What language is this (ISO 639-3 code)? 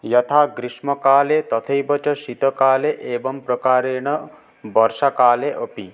san